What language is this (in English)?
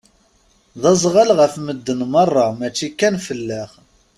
Kabyle